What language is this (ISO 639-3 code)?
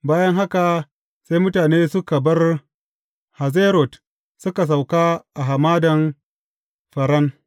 hau